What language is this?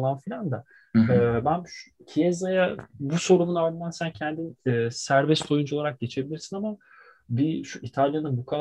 Turkish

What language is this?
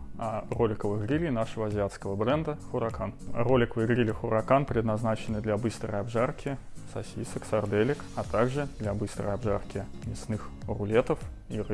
Russian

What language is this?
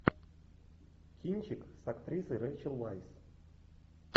Russian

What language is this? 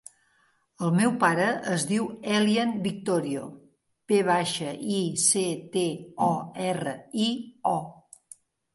Catalan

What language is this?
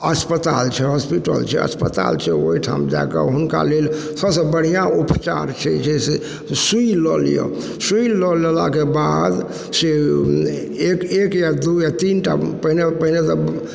Maithili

